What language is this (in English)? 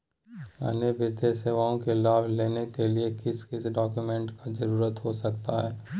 Magahi